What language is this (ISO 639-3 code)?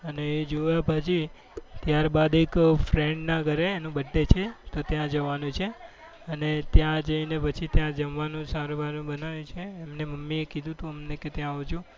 guj